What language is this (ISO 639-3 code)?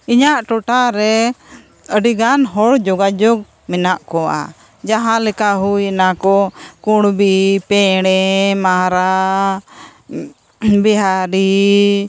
sat